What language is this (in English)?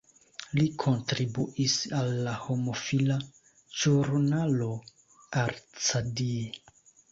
Esperanto